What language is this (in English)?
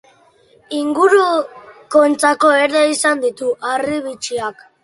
Basque